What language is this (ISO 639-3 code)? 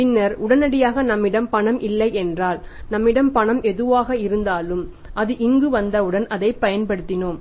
tam